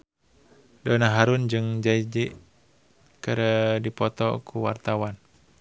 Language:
Sundanese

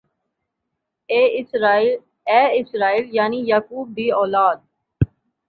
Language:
Saraiki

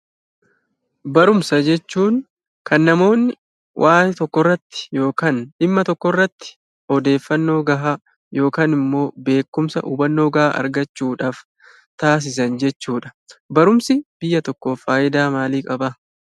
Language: Oromo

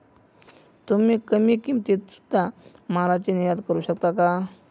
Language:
Marathi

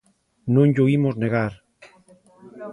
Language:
Galician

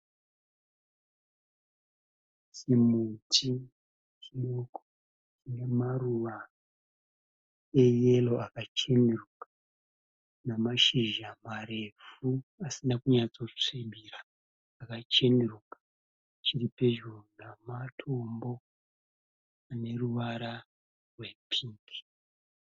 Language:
Shona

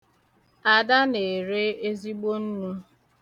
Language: Igbo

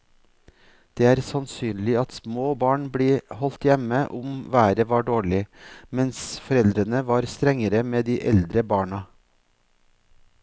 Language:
Norwegian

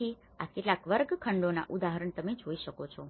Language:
Gujarati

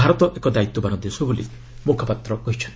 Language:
Odia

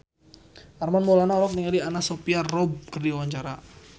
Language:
Sundanese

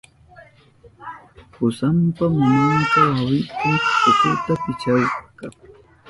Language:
Southern Pastaza Quechua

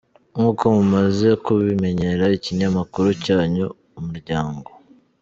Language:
Kinyarwanda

